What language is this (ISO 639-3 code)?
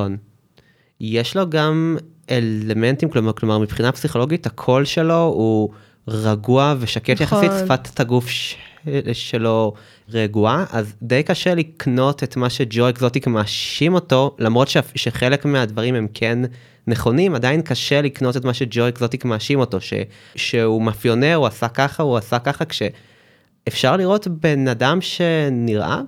heb